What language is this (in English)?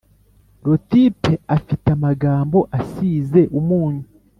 Kinyarwanda